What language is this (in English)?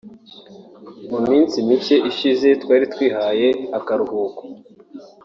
Kinyarwanda